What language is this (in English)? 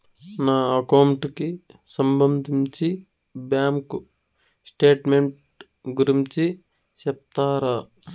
Telugu